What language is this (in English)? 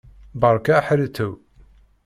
Kabyle